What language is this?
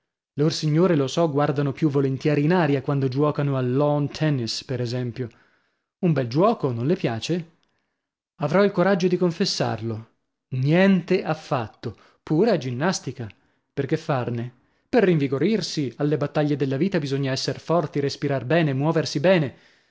Italian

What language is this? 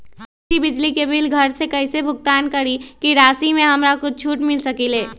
Magahi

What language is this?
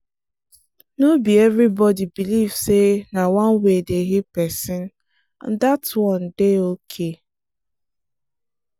Nigerian Pidgin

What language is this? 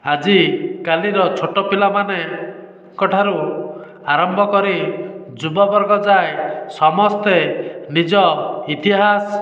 Odia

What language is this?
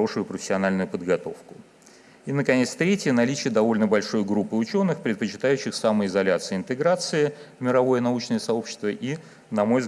Russian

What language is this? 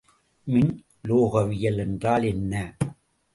Tamil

